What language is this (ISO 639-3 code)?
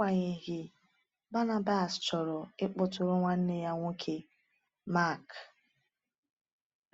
ibo